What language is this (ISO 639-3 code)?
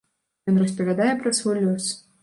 bel